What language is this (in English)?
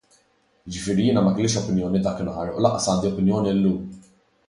Maltese